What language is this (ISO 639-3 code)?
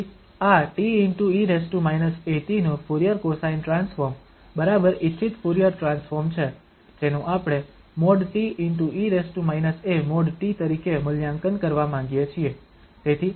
guj